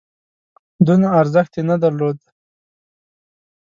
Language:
Pashto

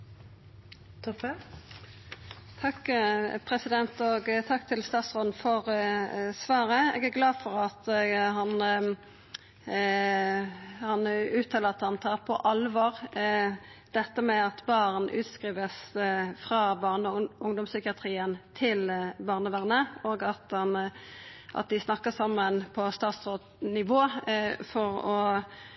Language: Norwegian Nynorsk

